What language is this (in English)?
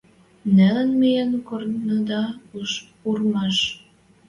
Western Mari